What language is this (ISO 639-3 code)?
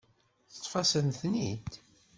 kab